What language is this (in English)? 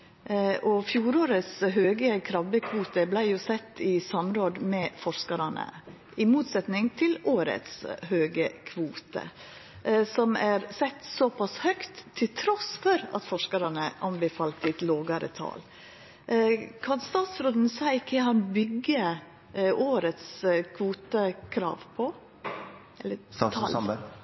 Norwegian Nynorsk